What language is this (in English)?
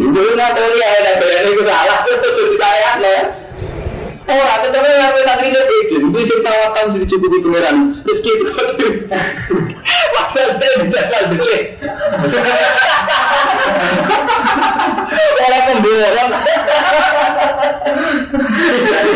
Indonesian